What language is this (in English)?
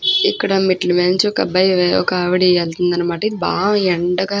Telugu